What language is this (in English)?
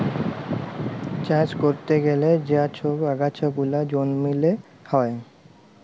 Bangla